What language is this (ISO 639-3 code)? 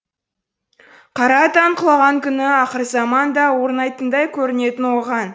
kaz